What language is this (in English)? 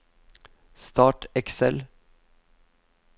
Norwegian